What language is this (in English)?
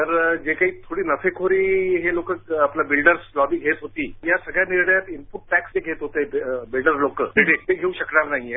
Marathi